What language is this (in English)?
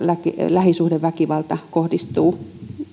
Finnish